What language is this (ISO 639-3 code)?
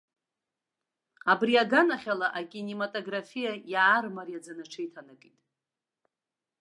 abk